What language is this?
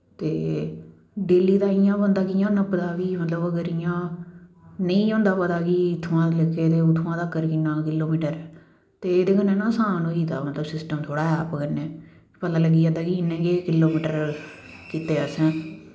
Dogri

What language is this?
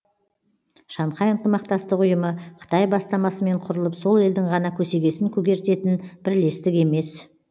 Kazakh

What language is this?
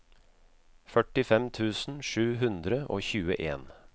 Norwegian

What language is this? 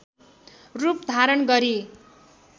Nepali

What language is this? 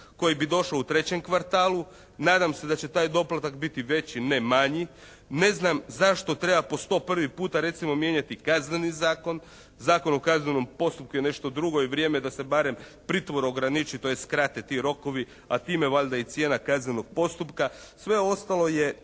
Croatian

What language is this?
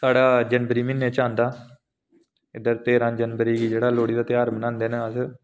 Dogri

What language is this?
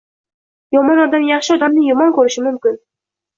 Uzbek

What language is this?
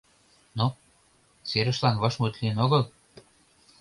Mari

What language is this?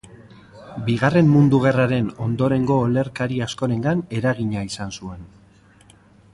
Basque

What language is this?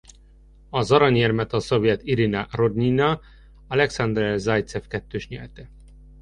Hungarian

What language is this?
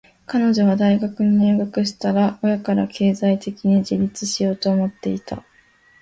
Japanese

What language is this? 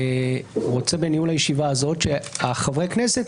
Hebrew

